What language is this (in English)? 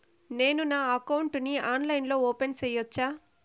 Telugu